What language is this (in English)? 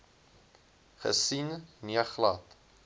Afrikaans